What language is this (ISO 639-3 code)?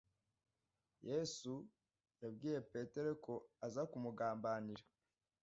kin